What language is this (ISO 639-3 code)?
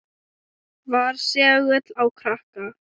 isl